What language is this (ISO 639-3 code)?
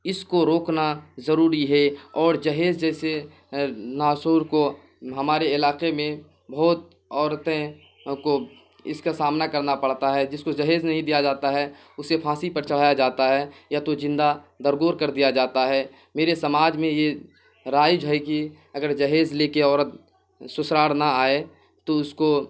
urd